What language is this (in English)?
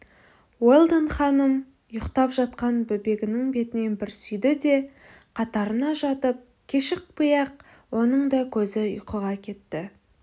Kazakh